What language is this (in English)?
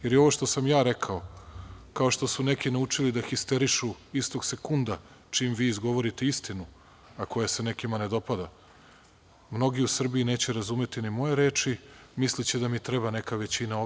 Serbian